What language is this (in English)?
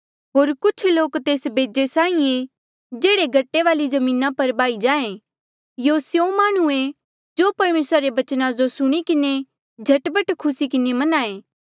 Mandeali